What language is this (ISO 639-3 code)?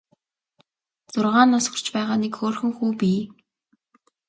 mon